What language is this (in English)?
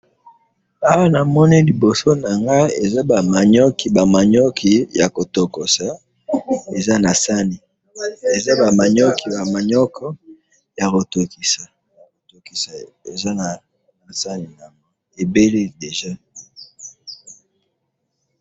Lingala